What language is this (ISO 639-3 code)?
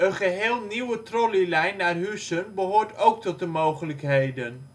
nld